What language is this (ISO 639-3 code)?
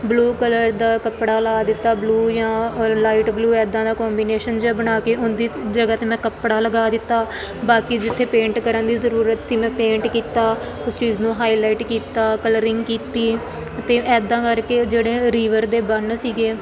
pan